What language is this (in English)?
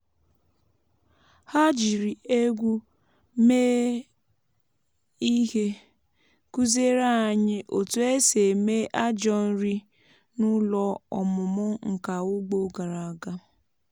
Igbo